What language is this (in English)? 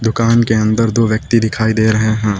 Hindi